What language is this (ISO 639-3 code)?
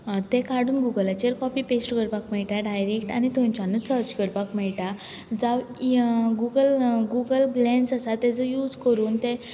kok